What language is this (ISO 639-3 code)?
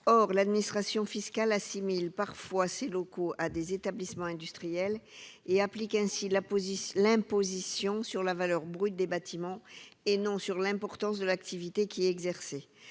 fra